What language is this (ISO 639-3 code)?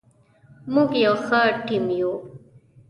pus